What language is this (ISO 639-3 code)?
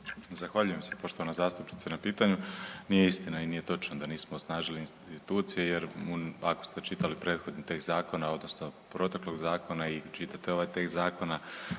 hrv